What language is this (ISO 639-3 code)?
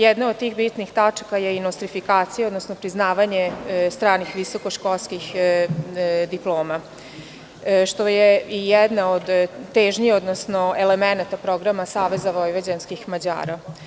srp